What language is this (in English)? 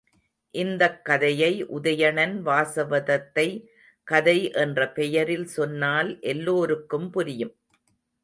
Tamil